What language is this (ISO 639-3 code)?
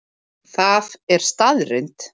isl